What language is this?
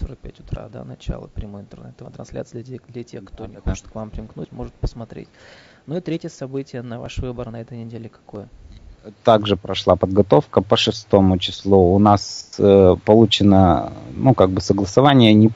Russian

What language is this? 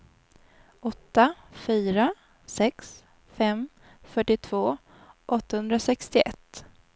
Swedish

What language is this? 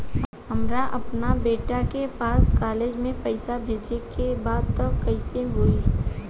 Bhojpuri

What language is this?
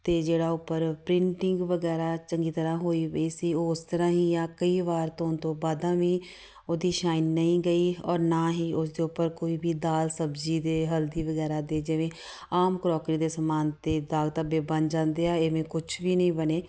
Punjabi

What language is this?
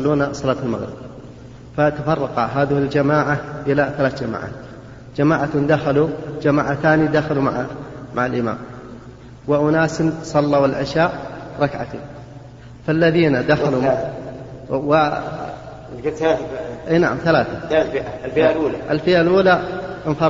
Arabic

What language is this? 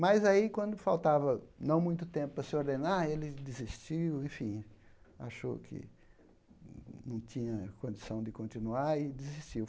Portuguese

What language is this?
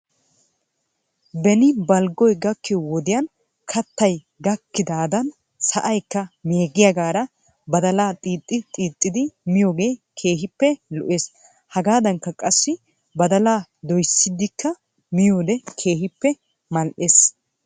Wolaytta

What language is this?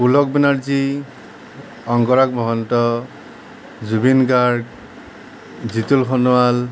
Assamese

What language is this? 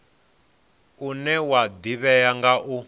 Venda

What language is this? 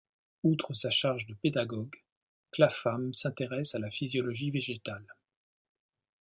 French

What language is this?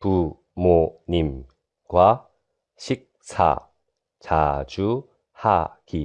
Korean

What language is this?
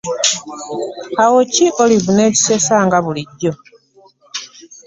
Ganda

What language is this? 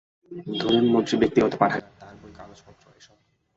Bangla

